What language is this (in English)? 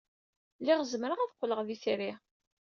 Kabyle